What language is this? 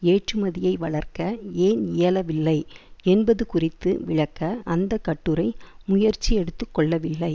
Tamil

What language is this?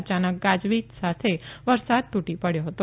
Gujarati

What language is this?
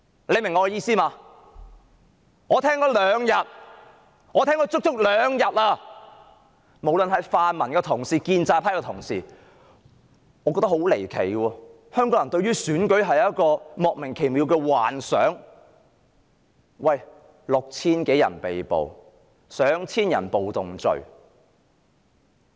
Cantonese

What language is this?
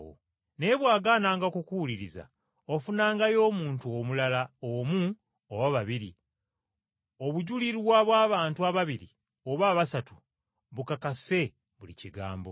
Ganda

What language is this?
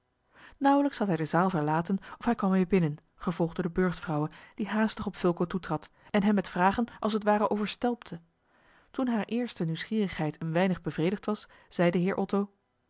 Dutch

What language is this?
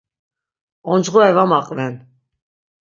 Laz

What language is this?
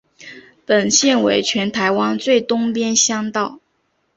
Chinese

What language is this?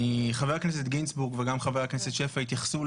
Hebrew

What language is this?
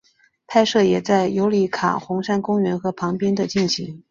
Chinese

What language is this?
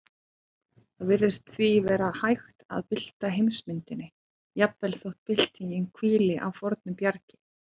Icelandic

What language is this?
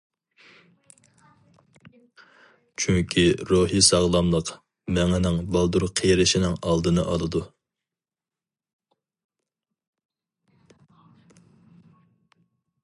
Uyghur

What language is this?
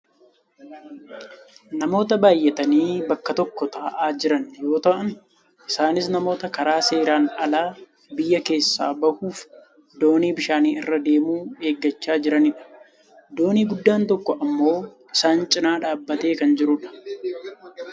Oromo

